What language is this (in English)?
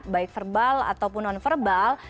Indonesian